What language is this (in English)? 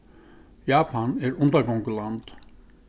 Faroese